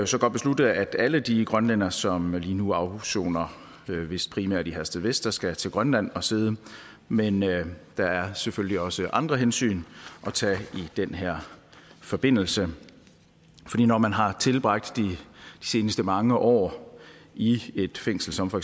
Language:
Danish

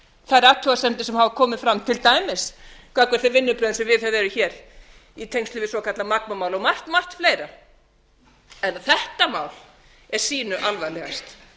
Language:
Icelandic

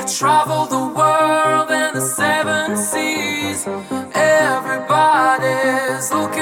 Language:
English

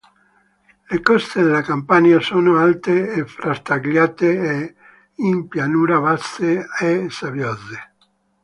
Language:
Italian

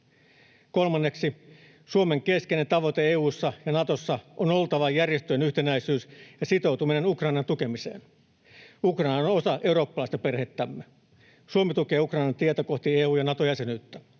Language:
Finnish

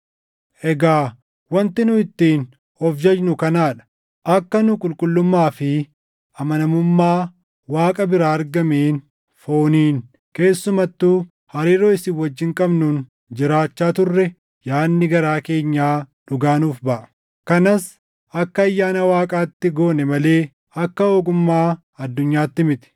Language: Oromo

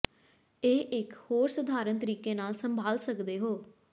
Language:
Punjabi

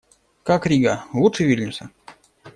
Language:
Russian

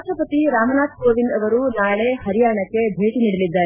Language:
Kannada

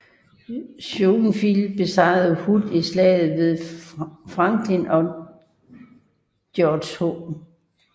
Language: Danish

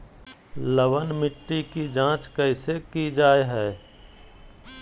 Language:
Magahi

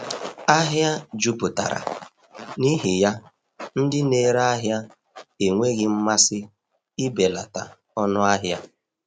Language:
Igbo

